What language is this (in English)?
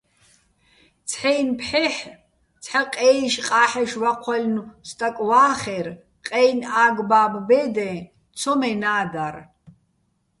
Bats